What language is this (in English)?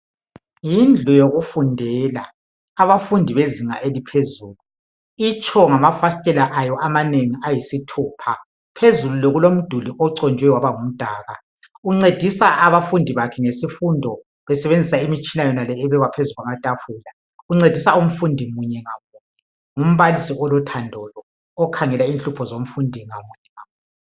North Ndebele